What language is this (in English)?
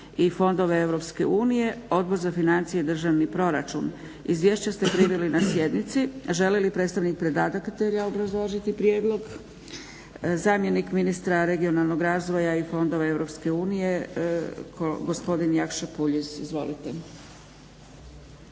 Croatian